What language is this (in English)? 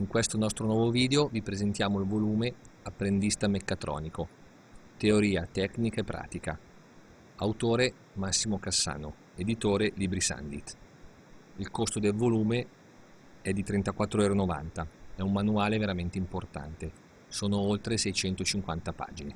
Italian